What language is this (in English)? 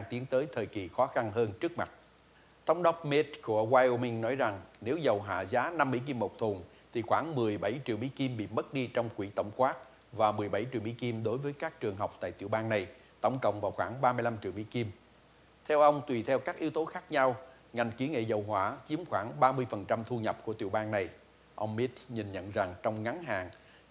Vietnamese